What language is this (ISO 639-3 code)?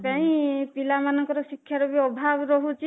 ori